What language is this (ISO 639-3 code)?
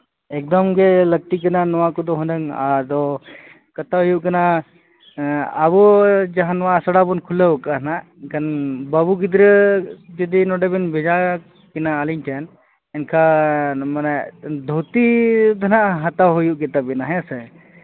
sat